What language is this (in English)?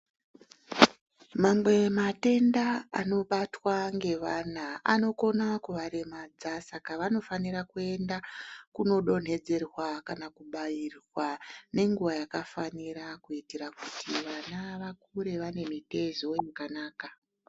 Ndau